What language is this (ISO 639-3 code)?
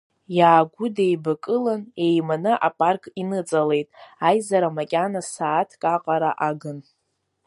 abk